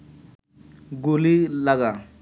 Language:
Bangla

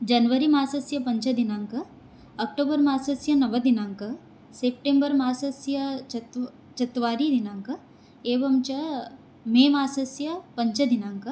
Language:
Sanskrit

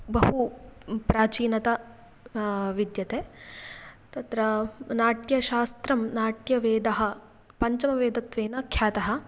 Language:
Sanskrit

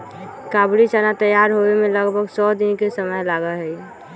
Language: Magahi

